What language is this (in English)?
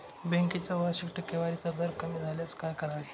Marathi